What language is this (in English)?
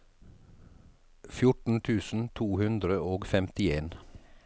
Norwegian